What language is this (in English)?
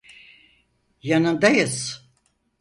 Turkish